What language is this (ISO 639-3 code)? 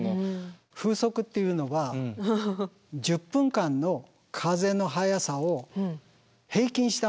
jpn